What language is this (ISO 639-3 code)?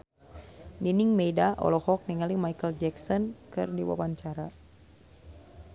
sun